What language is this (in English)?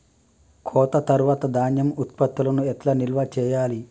Telugu